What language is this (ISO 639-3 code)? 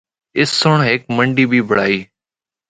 hno